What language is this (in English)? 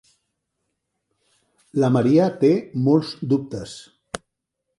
Catalan